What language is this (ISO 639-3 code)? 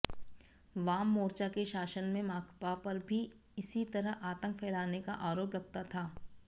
hin